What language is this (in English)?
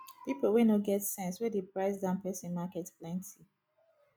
Nigerian Pidgin